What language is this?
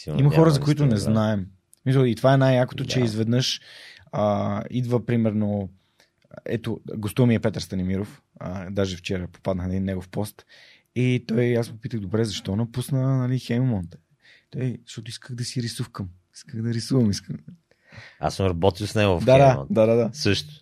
Bulgarian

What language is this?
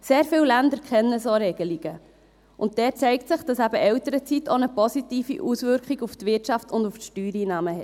Swiss German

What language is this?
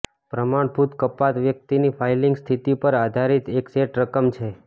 Gujarati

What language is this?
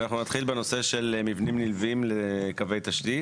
Hebrew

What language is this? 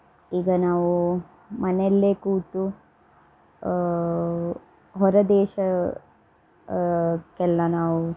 Kannada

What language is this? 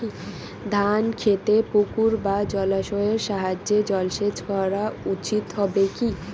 Bangla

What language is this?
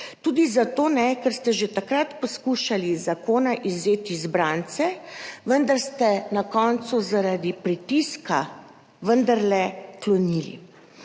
Slovenian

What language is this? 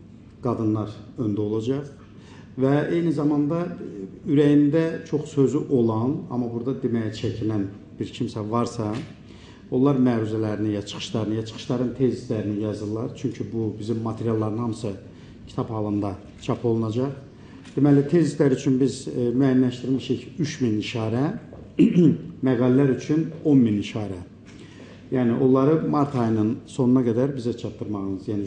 Turkish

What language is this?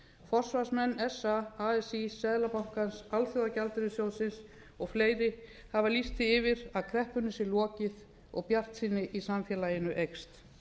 Icelandic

